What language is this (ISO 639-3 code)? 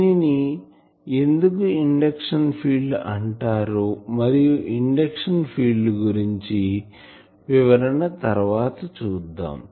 tel